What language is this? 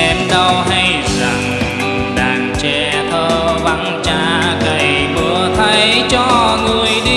Vietnamese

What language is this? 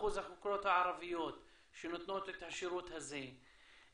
Hebrew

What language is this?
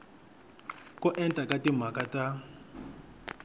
Tsonga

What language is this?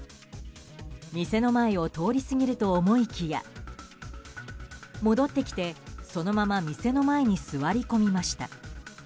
Japanese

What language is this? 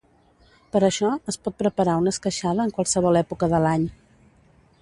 Catalan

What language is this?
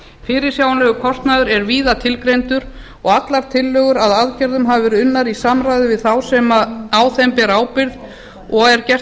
Icelandic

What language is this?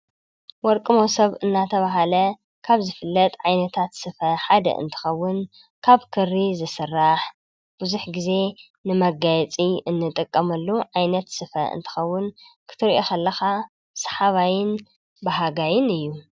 Tigrinya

